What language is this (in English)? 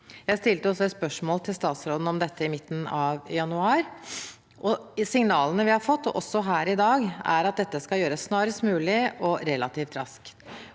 Norwegian